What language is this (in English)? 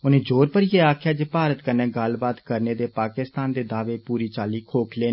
Dogri